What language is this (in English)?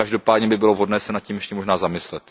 Czech